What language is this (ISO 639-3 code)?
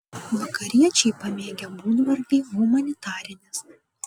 lit